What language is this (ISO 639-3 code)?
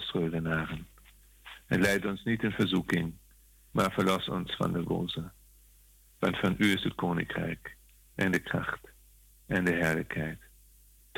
nld